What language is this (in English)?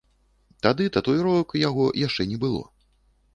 Belarusian